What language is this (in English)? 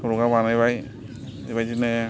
Bodo